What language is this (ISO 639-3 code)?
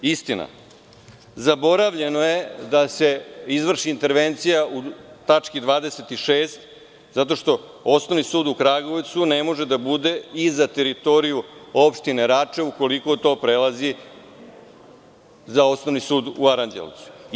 srp